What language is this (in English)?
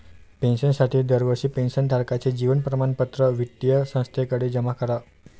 Marathi